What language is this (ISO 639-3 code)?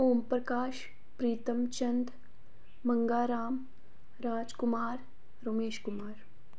doi